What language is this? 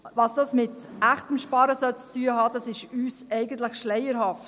Swiss German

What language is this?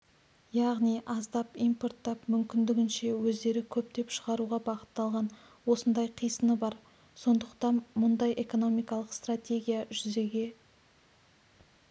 Kazakh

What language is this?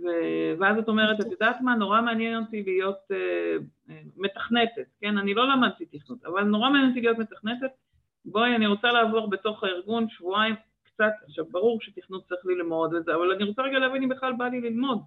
Hebrew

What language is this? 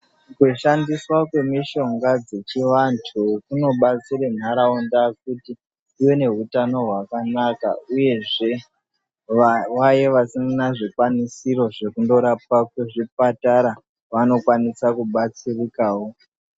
Ndau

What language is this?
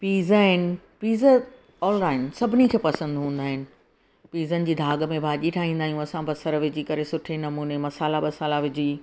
Sindhi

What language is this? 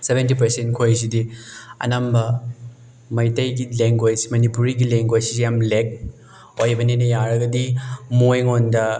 Manipuri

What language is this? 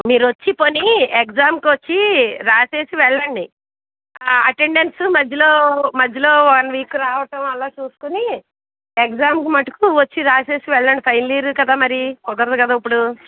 Telugu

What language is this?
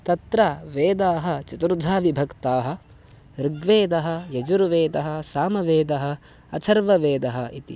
Sanskrit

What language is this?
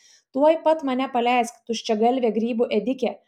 Lithuanian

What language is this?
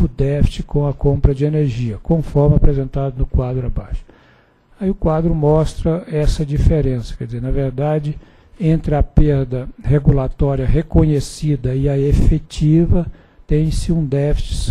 Portuguese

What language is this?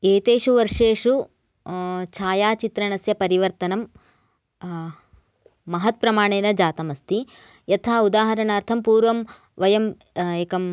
Sanskrit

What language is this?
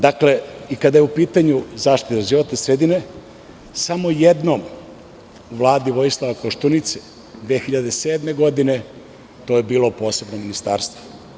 Serbian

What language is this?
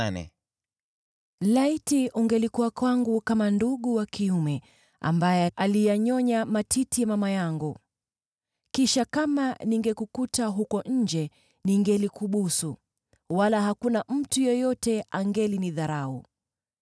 Swahili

